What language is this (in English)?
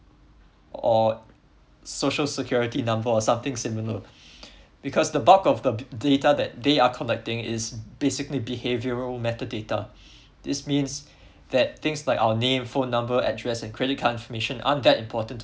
English